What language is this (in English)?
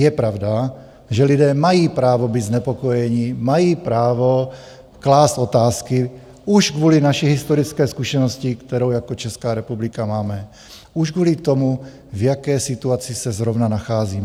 Czech